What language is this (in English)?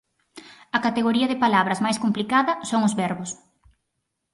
Galician